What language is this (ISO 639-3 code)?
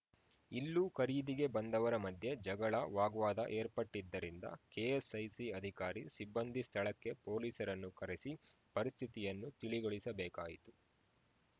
kan